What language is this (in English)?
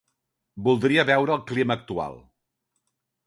Catalan